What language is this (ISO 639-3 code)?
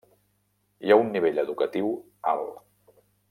cat